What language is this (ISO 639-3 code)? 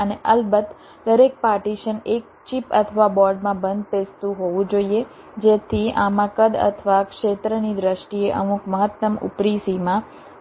guj